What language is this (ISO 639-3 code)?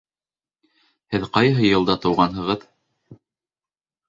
bak